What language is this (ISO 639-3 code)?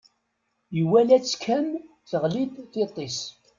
kab